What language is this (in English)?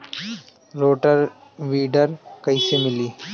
Bhojpuri